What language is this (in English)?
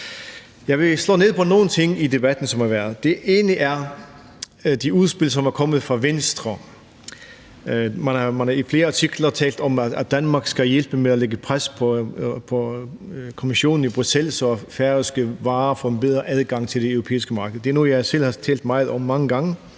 Danish